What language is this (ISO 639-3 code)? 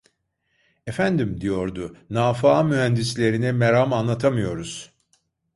tur